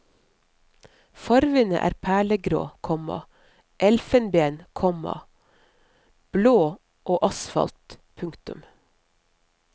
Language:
Norwegian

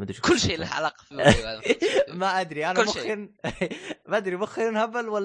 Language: Arabic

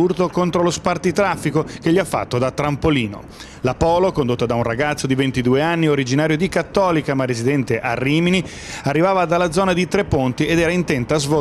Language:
Italian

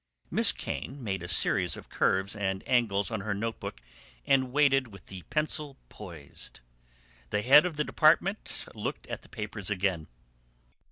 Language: English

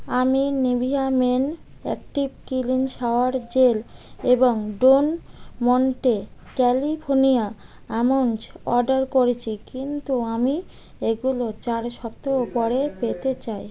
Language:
Bangla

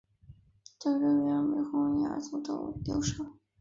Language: Chinese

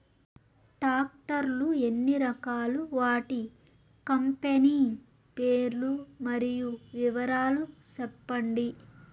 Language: Telugu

